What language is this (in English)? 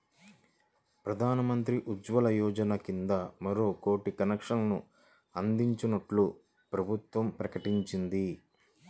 Telugu